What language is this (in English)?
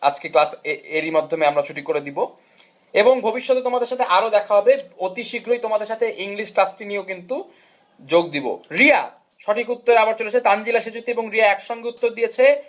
Bangla